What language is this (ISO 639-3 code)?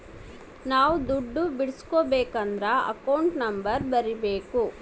kan